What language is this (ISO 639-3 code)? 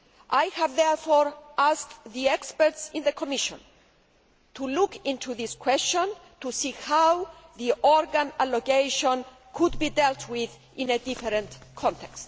eng